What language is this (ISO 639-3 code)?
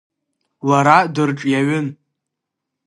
abk